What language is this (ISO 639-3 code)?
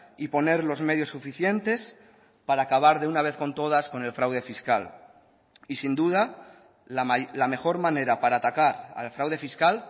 spa